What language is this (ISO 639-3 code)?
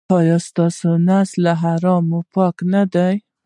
pus